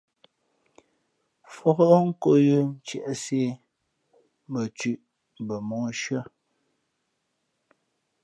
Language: Fe'fe'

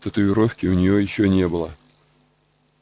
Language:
Russian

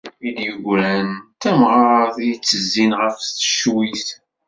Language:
Kabyle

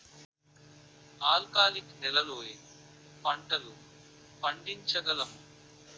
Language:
Telugu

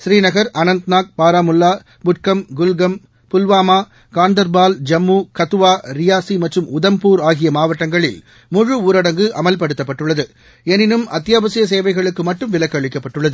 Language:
Tamil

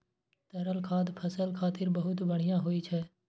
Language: Maithili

